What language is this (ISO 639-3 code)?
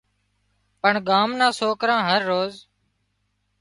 kxp